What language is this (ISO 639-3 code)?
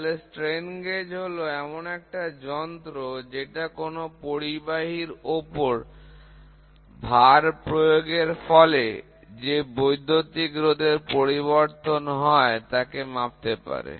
ben